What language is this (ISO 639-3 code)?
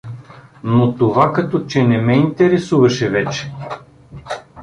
bul